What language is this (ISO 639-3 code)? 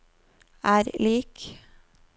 nor